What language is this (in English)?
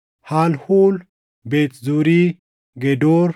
Oromo